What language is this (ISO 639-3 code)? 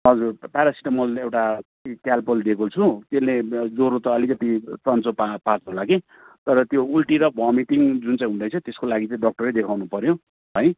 nep